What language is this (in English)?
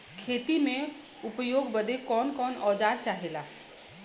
Bhojpuri